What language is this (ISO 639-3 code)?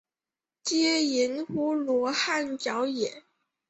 zho